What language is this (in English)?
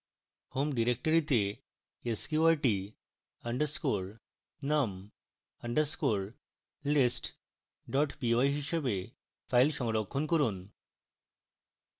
Bangla